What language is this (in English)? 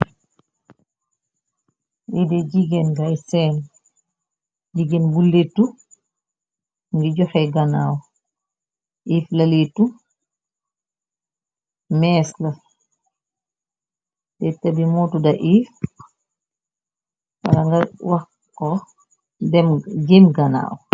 Wolof